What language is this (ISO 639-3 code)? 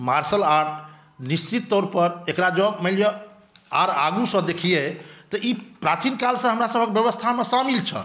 mai